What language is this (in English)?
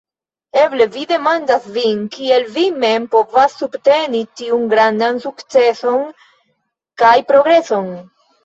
Esperanto